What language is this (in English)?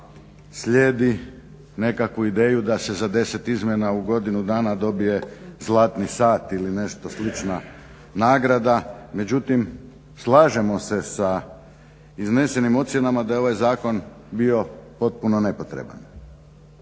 Croatian